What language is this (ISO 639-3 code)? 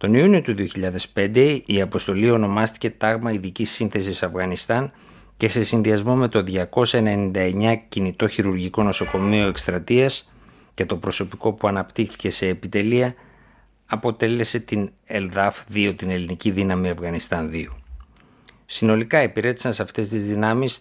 ell